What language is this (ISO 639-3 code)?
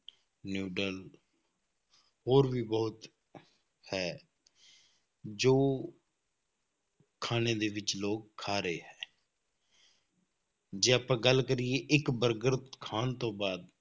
pan